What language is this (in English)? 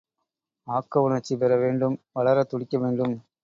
Tamil